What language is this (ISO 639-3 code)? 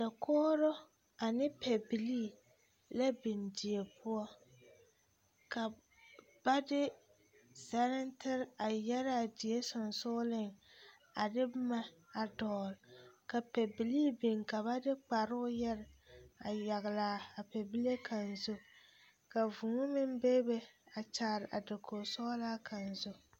dga